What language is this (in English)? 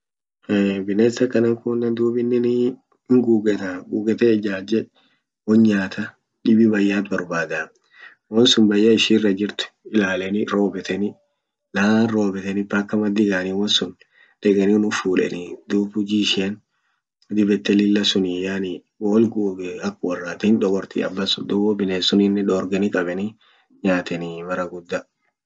Orma